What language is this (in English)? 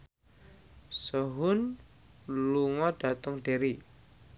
Javanese